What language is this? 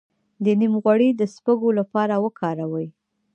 Pashto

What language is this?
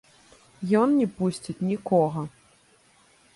Belarusian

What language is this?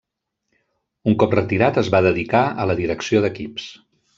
Catalan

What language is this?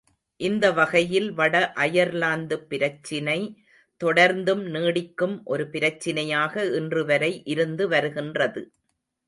Tamil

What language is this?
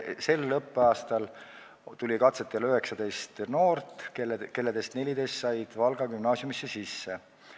Estonian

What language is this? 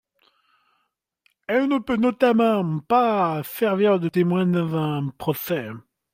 French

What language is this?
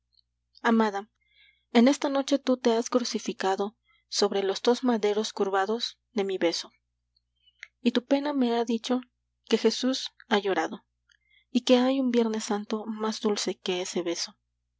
Spanish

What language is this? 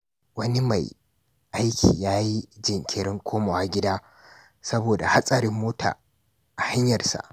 Hausa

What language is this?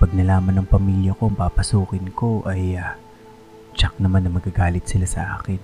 Filipino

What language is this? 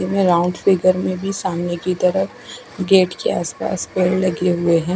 Hindi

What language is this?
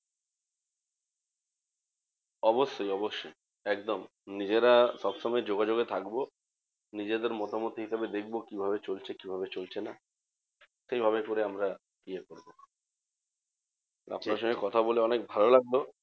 Bangla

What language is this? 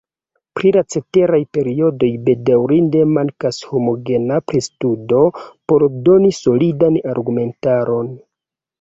Esperanto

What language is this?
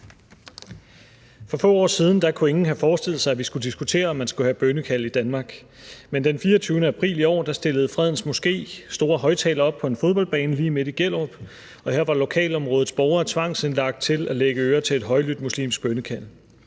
Danish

